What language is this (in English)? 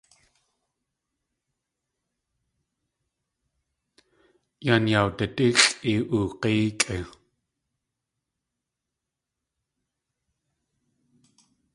Tlingit